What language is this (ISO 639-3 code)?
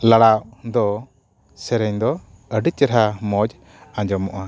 sat